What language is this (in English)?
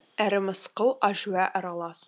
Kazakh